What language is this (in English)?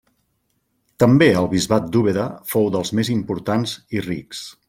Catalan